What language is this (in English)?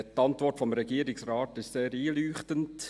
Swiss German